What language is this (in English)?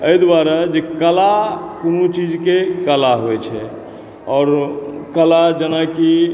Maithili